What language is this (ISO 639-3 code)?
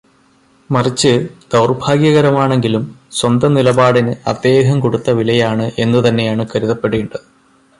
mal